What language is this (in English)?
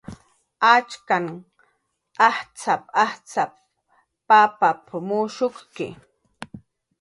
Jaqaru